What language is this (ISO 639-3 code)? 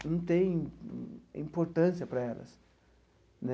por